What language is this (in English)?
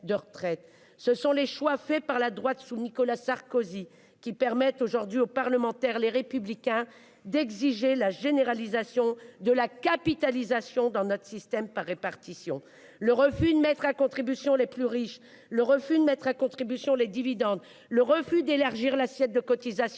French